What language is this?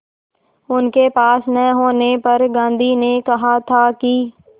Hindi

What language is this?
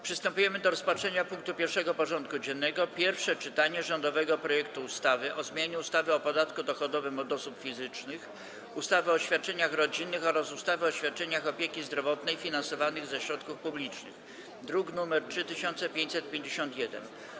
Polish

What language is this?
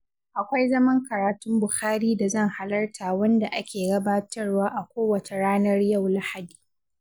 Hausa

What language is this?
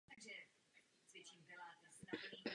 Czech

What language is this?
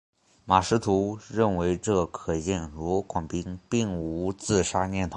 Chinese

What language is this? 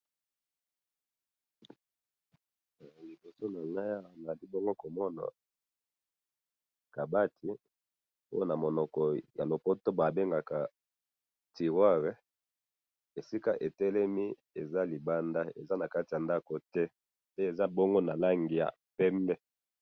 Lingala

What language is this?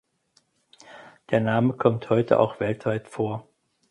German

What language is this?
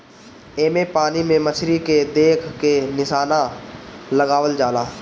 Bhojpuri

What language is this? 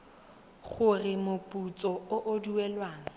Tswana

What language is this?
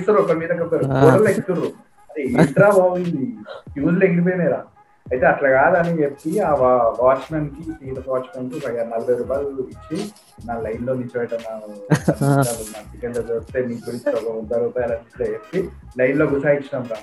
Telugu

